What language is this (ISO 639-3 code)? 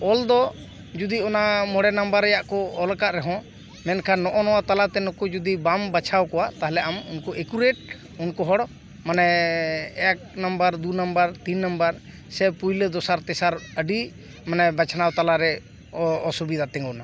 sat